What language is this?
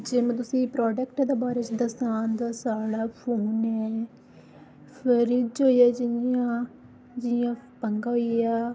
Dogri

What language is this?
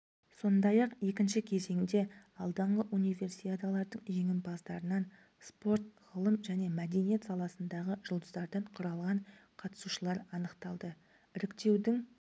Kazakh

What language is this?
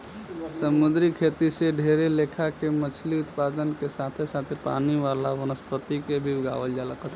Bhojpuri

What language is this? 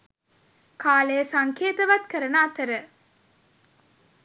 Sinhala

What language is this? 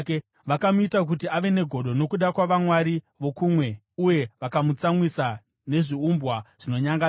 Shona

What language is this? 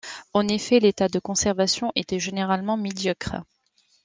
French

